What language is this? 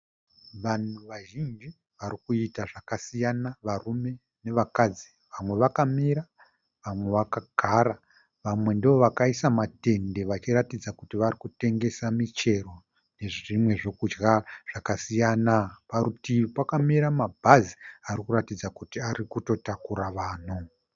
Shona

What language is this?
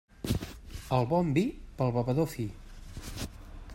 Catalan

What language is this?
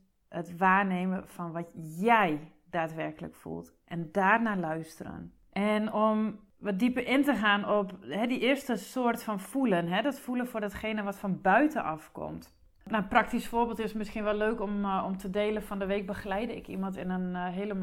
Dutch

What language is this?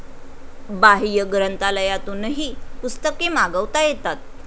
Marathi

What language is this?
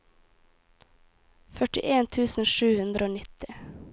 Norwegian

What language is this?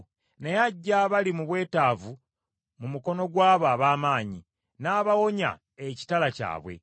Ganda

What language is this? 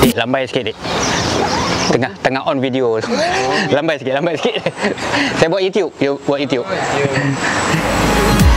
Malay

